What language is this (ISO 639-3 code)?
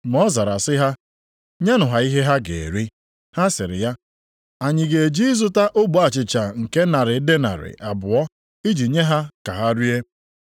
ibo